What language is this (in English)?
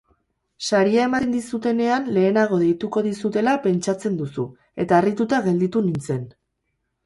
Basque